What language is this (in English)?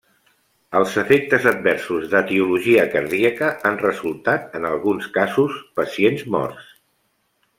Catalan